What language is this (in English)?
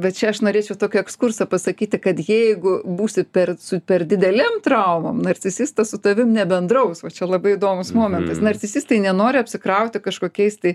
Lithuanian